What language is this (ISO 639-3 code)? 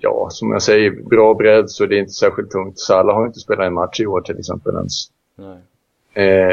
swe